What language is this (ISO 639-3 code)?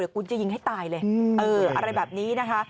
tha